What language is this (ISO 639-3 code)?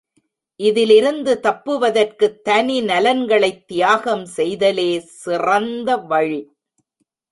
tam